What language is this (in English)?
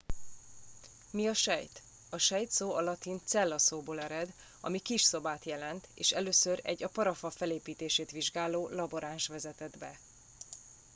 Hungarian